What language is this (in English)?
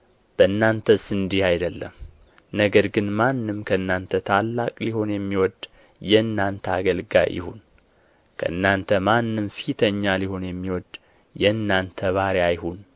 Amharic